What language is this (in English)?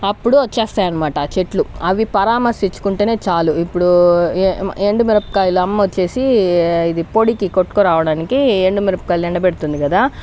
Telugu